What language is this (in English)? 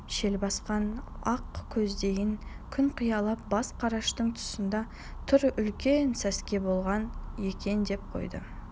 Kazakh